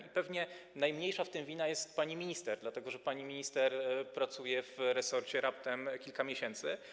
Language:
Polish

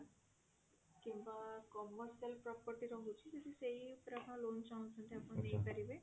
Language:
Odia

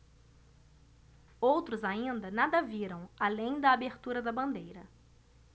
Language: Portuguese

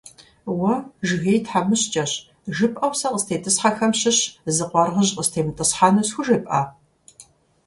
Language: Kabardian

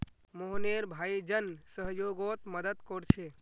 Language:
Magahi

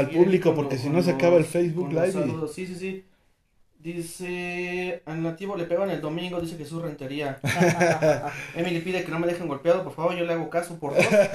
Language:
Spanish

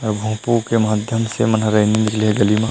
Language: Chhattisgarhi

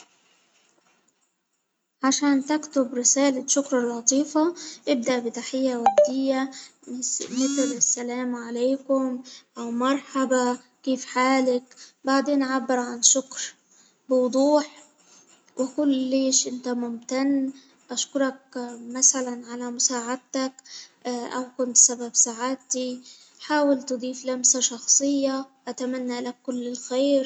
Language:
Hijazi Arabic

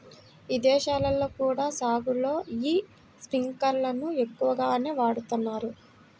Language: Telugu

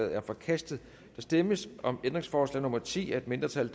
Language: Danish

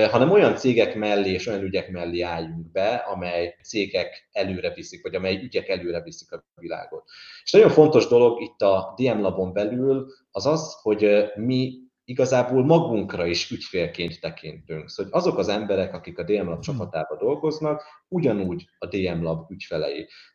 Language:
Hungarian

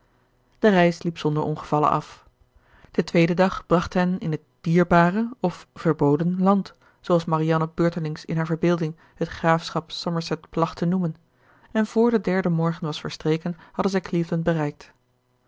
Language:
Dutch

